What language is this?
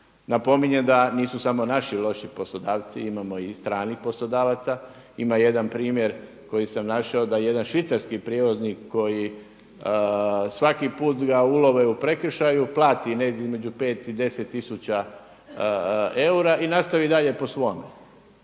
Croatian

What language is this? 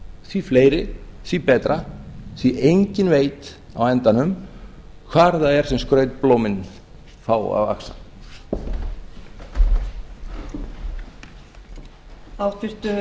Icelandic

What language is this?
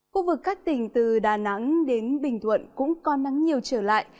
Vietnamese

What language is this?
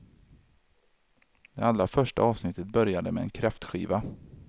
Swedish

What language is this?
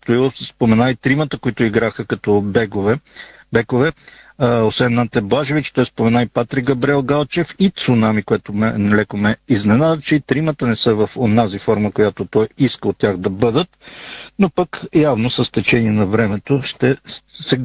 Bulgarian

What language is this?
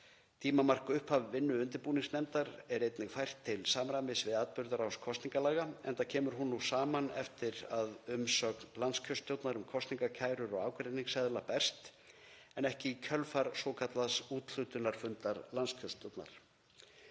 Icelandic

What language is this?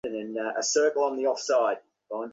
Bangla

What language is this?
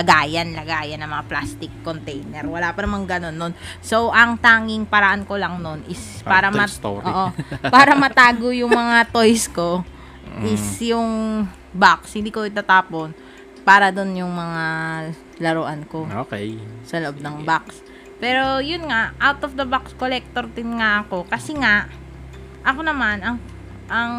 Filipino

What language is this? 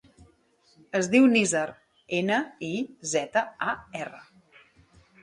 Catalan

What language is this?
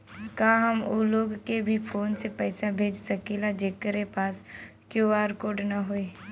Bhojpuri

